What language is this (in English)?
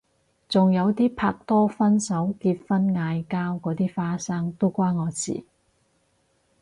Cantonese